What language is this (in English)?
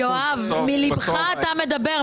Hebrew